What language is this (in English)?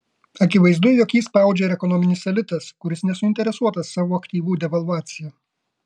Lithuanian